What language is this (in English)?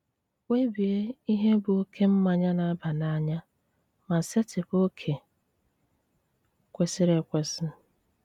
Igbo